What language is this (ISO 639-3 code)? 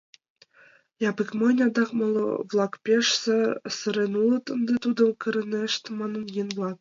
chm